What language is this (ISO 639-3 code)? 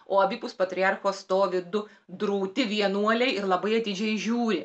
lit